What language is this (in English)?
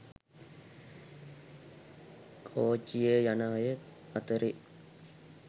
Sinhala